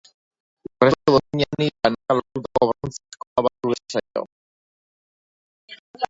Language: Basque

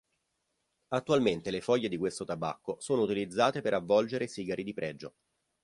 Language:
Italian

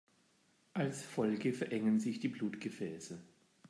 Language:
German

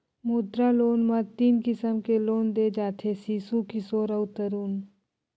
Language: Chhattisgarhi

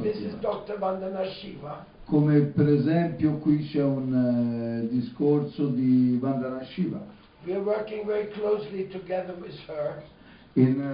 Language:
Italian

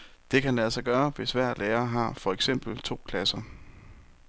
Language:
Danish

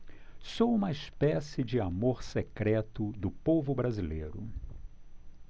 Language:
Portuguese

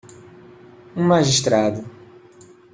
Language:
Portuguese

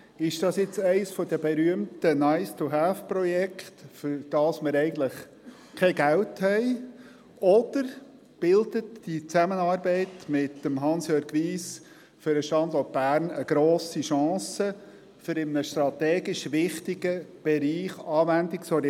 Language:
Swiss German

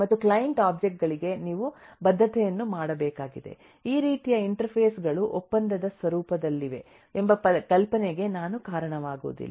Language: Kannada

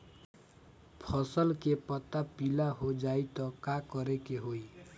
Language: Bhojpuri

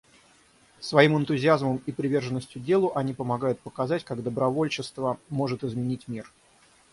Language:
Russian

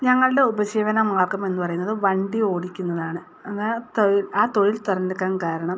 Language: Malayalam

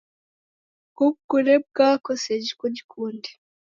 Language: Taita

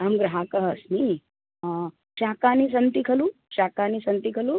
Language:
Sanskrit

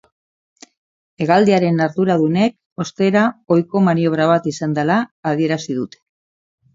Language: Basque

